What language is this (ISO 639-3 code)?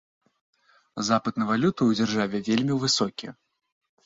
bel